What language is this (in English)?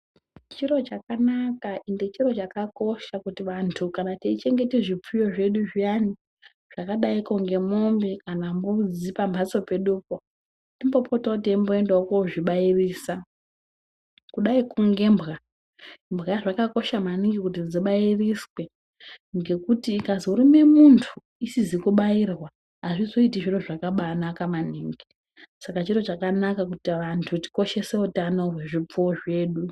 Ndau